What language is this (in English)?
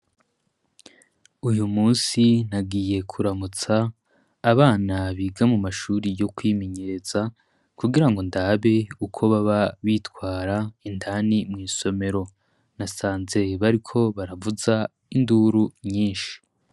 Rundi